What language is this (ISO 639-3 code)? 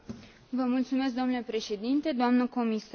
ron